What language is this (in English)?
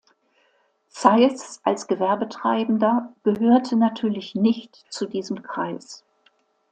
German